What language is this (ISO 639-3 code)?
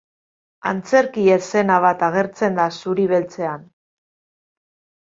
eus